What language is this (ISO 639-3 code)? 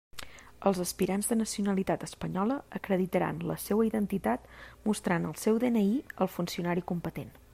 cat